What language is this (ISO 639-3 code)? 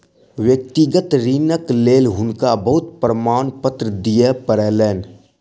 mai